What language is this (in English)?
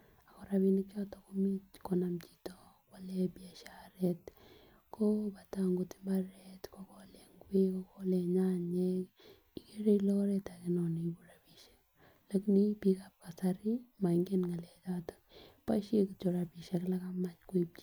Kalenjin